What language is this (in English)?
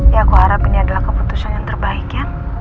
Indonesian